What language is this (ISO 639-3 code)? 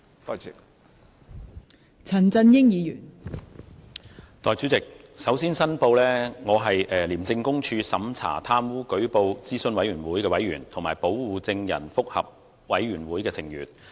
yue